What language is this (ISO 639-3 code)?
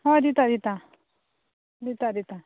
kok